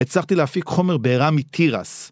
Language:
Hebrew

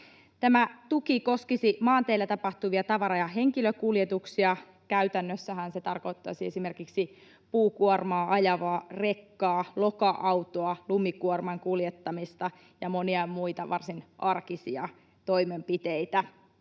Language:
Finnish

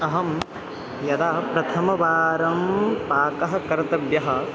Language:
Sanskrit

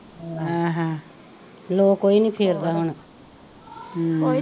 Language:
Punjabi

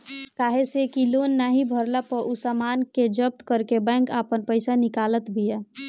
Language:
Bhojpuri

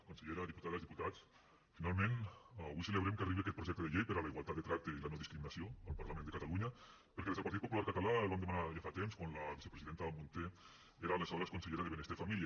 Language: Catalan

